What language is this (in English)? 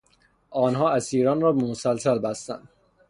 Persian